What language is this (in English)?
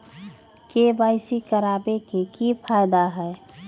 Magahi